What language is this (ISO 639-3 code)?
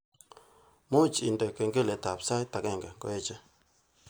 kln